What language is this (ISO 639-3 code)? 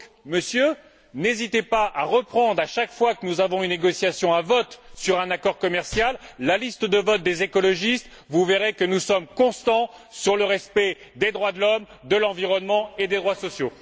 fra